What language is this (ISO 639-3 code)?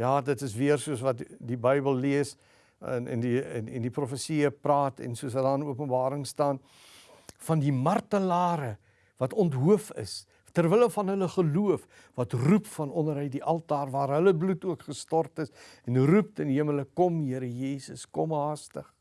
nld